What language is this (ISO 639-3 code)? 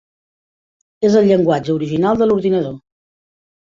cat